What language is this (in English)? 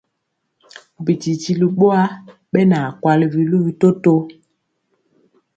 Mpiemo